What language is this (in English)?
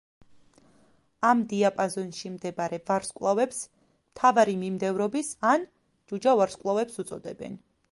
Georgian